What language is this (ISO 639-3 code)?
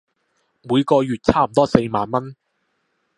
yue